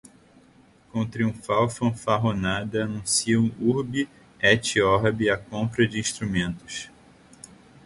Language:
Portuguese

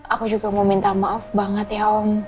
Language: Indonesian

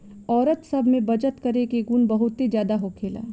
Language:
Bhojpuri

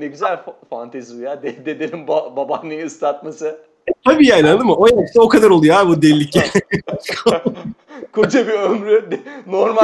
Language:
Turkish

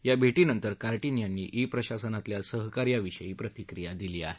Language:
Marathi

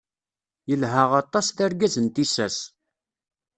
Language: Kabyle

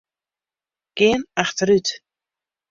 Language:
Western Frisian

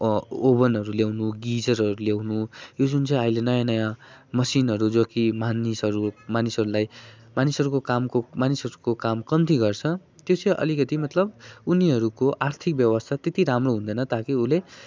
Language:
Nepali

